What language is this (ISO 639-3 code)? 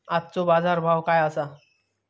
mar